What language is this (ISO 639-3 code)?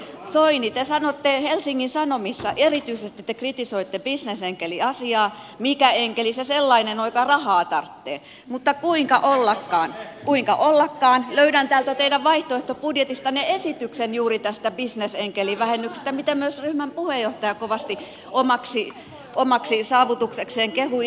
fin